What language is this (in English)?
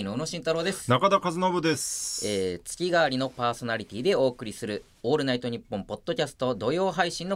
Japanese